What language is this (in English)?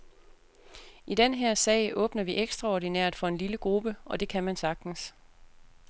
Danish